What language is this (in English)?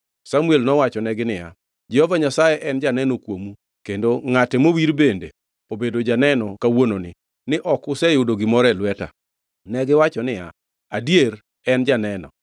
Luo (Kenya and Tanzania)